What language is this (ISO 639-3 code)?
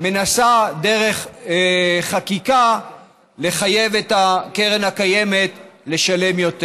heb